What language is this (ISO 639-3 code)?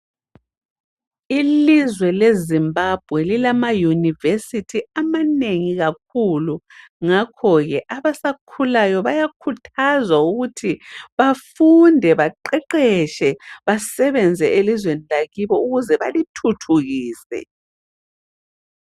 nde